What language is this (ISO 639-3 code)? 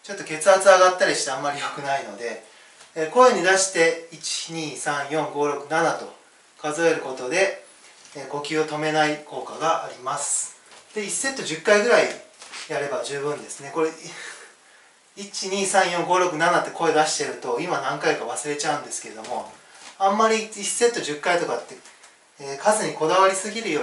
jpn